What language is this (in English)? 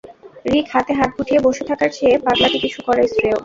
Bangla